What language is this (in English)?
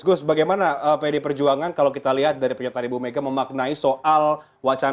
Indonesian